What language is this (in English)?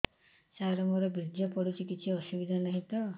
Odia